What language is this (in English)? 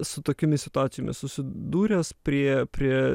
Lithuanian